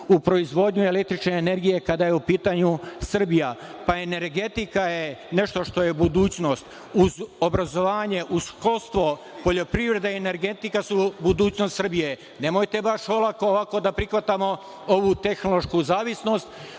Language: Serbian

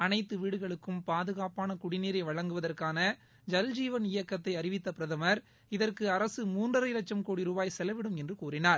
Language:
Tamil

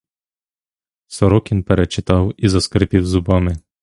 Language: Ukrainian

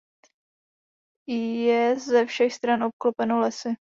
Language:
Czech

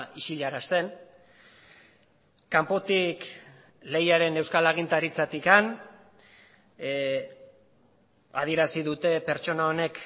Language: Basque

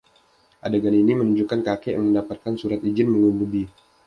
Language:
Indonesian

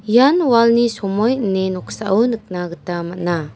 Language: Garo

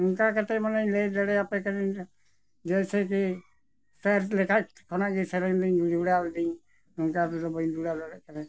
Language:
Santali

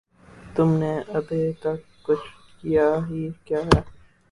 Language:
Urdu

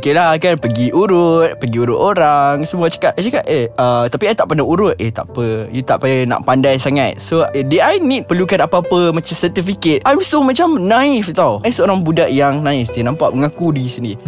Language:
Malay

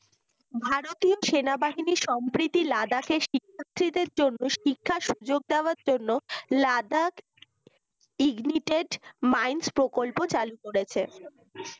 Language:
Bangla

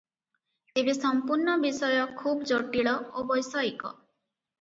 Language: Odia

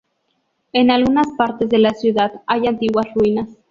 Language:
Spanish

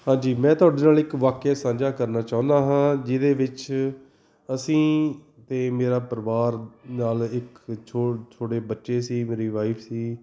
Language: Punjabi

